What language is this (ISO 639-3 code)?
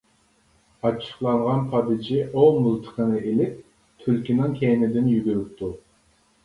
uig